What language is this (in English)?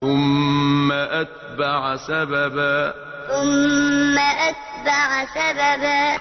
Arabic